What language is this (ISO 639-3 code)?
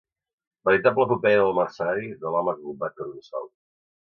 cat